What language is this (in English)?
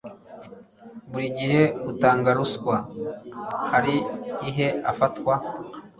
Kinyarwanda